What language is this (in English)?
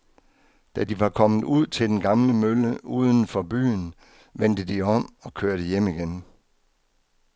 Danish